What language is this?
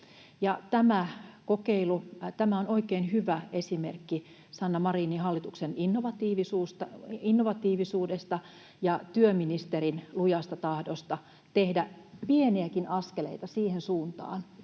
Finnish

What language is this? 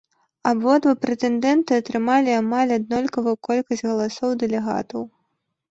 Belarusian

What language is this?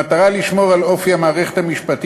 Hebrew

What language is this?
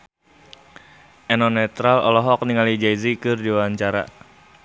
Sundanese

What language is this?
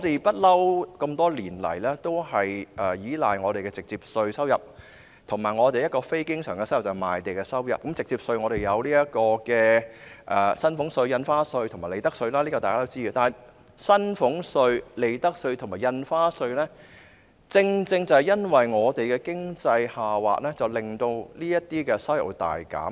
Cantonese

